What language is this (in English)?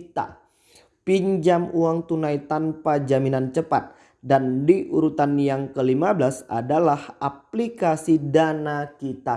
Indonesian